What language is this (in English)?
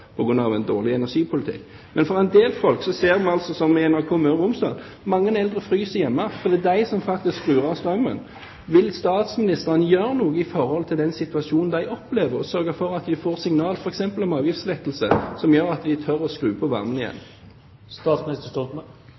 Norwegian Bokmål